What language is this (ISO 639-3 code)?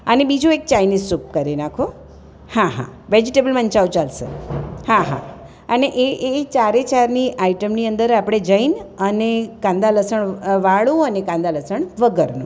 guj